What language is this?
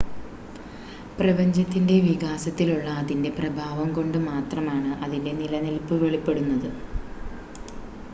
Malayalam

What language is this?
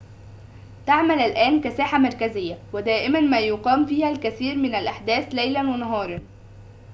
Arabic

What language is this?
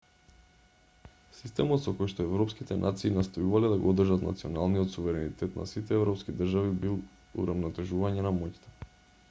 Macedonian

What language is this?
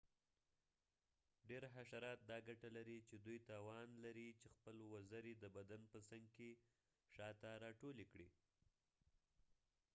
Pashto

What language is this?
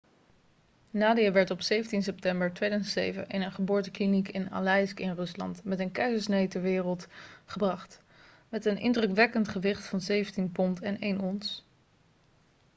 Dutch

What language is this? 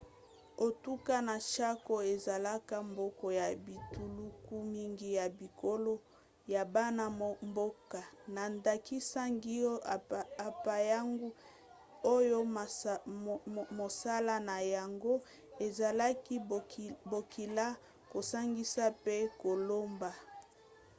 Lingala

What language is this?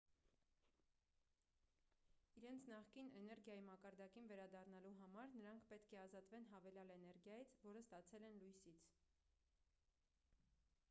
Armenian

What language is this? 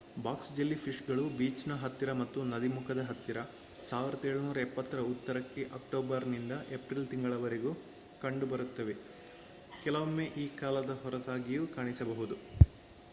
Kannada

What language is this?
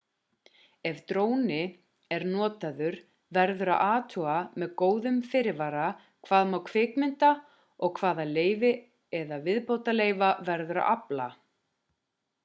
Icelandic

